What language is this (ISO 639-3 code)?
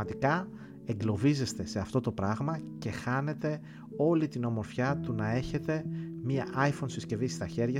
ell